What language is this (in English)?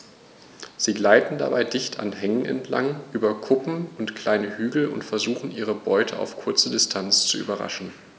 German